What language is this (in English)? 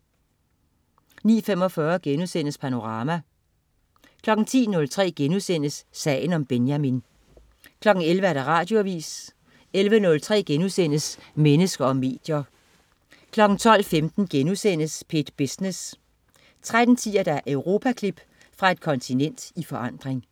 Danish